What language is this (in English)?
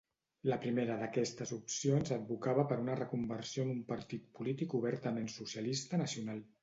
Catalan